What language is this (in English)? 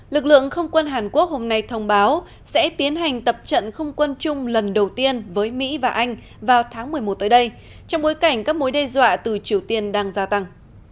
Vietnamese